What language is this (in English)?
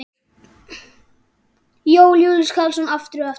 Icelandic